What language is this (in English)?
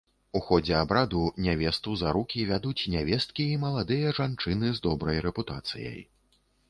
Belarusian